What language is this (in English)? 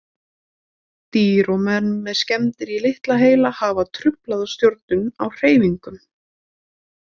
Icelandic